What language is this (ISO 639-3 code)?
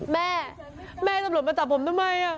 tha